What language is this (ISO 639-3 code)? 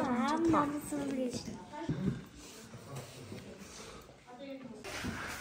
ron